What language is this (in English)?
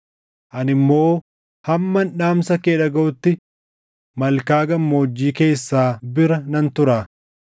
Oromo